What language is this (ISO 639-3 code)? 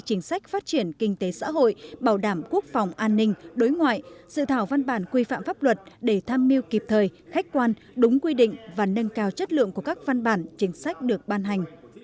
vie